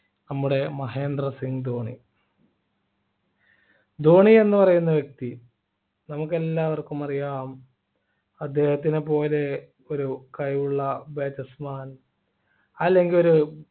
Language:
Malayalam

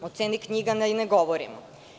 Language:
Serbian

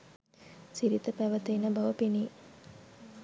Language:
Sinhala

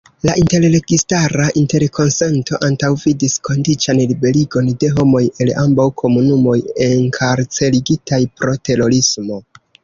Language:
Esperanto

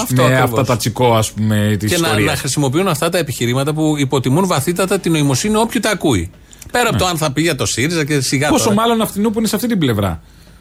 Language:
Greek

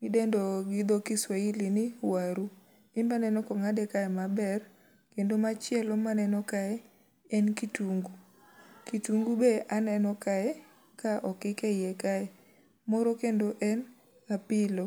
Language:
Luo (Kenya and Tanzania)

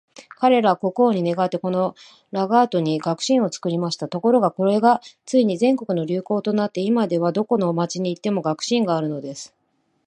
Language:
Japanese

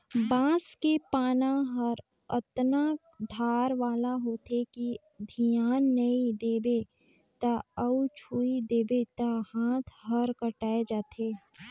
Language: Chhattisgarhi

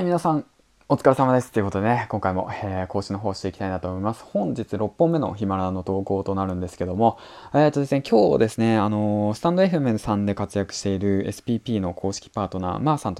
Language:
Japanese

